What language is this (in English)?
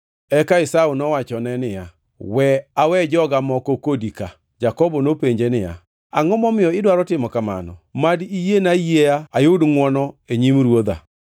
Luo (Kenya and Tanzania)